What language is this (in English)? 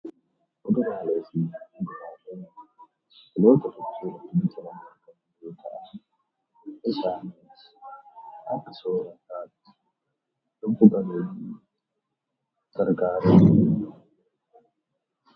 Oromo